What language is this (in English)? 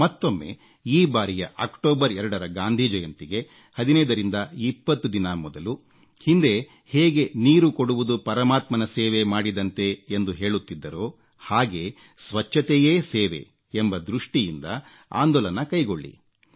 Kannada